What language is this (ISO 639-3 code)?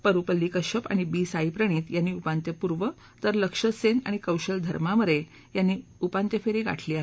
mar